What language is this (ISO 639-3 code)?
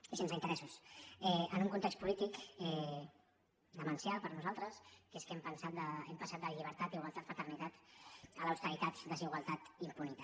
cat